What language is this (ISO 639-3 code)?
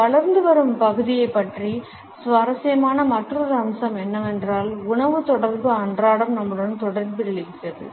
tam